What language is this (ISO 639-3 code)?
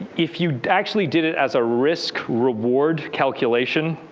eng